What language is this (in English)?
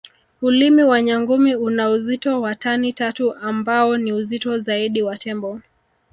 Swahili